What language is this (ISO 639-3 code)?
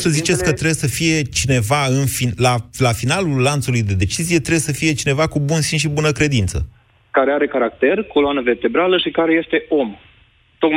ron